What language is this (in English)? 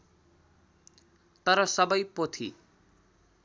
Nepali